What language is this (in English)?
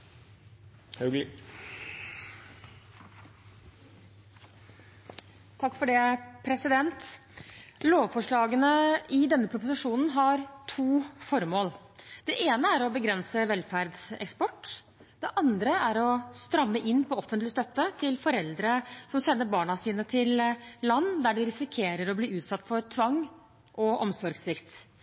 Norwegian